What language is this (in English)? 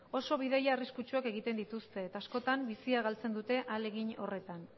Basque